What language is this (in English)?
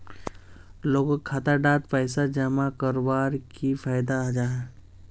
Magahi